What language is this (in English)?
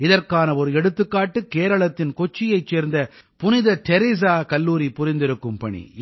Tamil